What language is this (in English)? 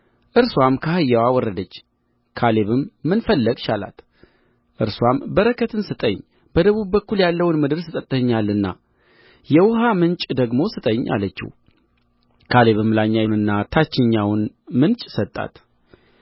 Amharic